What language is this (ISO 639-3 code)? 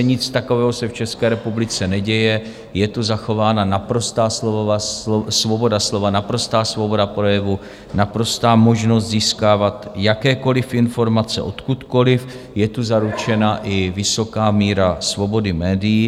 ces